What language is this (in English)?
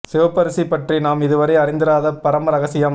Tamil